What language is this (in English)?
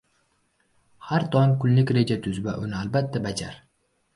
Uzbek